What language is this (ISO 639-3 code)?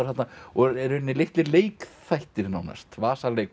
isl